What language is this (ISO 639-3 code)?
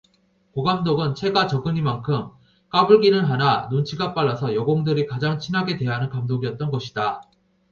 kor